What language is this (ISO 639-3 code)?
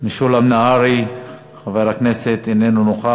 heb